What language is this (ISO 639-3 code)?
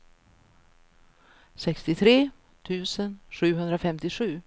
swe